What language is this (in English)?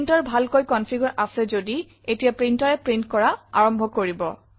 Assamese